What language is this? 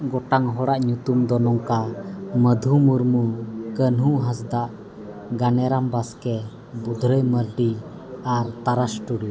Santali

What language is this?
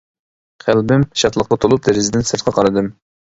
Uyghur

